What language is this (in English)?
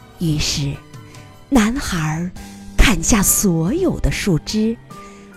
Chinese